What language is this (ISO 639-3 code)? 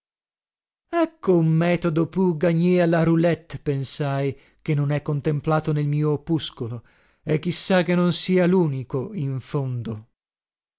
ita